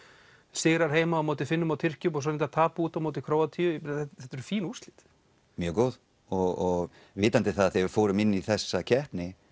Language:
Icelandic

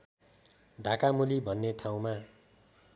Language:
Nepali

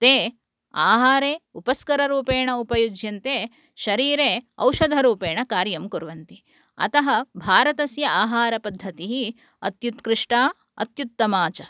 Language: Sanskrit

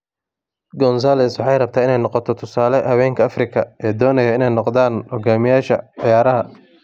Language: Somali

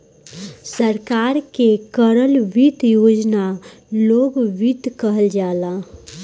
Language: Bhojpuri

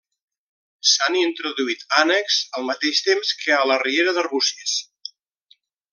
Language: Catalan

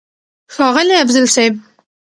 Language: Pashto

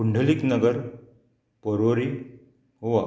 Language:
Konkani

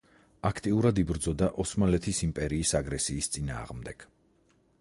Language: Georgian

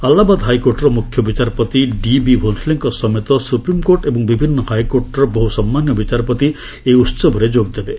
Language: Odia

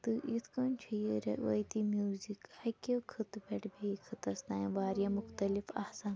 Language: Kashmiri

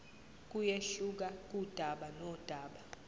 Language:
Zulu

